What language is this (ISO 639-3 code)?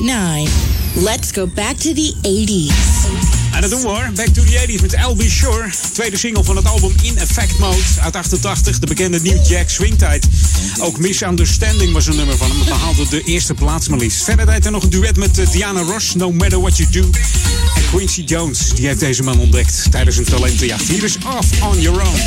nld